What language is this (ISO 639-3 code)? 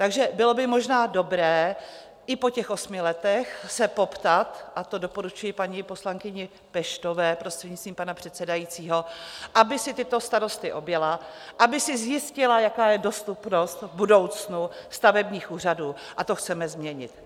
ces